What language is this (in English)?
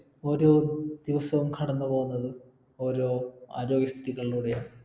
Malayalam